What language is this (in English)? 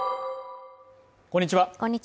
Japanese